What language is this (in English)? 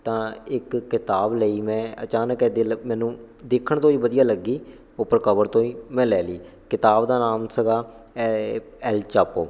Punjabi